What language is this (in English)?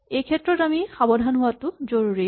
Assamese